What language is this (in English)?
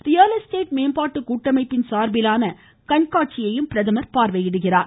Tamil